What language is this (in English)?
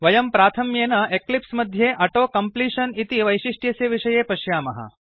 Sanskrit